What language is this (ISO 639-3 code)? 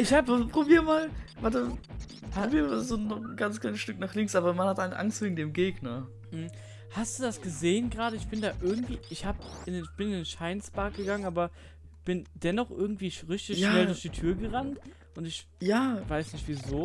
deu